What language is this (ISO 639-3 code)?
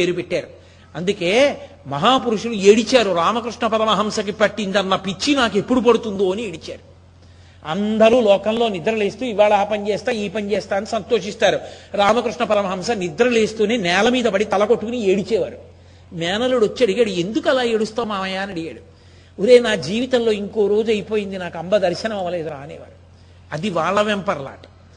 tel